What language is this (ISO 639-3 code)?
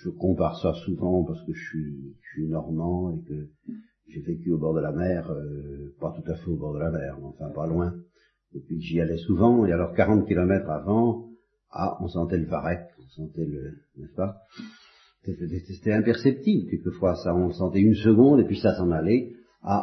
fra